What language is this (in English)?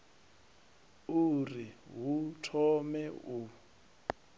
Venda